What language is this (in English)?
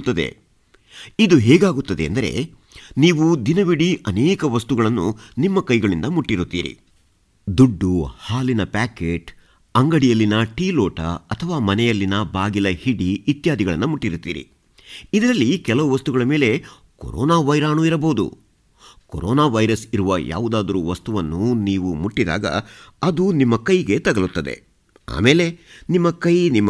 Kannada